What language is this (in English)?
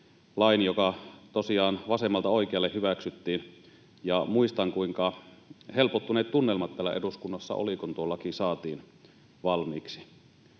Finnish